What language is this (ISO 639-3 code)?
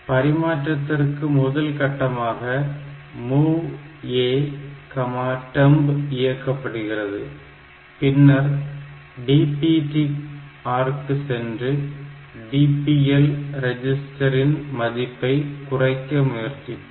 tam